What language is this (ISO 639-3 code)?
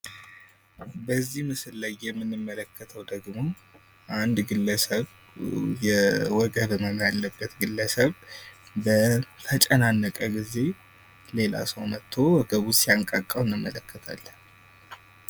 amh